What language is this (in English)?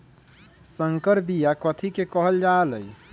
Magahi